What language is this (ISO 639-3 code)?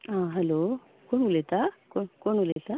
kok